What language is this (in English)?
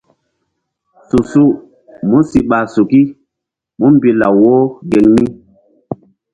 Mbum